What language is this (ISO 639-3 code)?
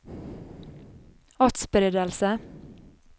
nor